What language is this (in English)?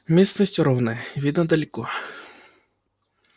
Russian